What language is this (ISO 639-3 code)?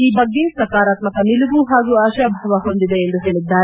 kan